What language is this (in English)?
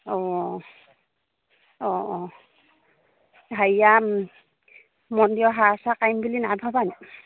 Assamese